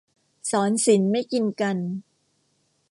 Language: Thai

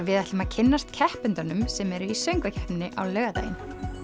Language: Icelandic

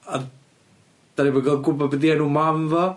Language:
Welsh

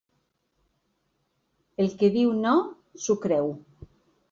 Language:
Catalan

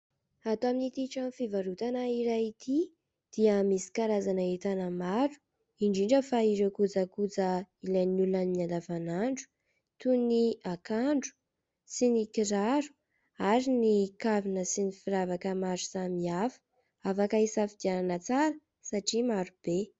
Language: Malagasy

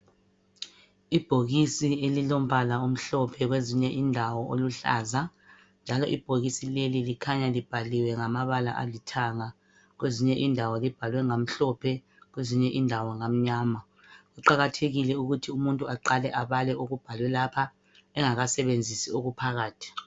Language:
North Ndebele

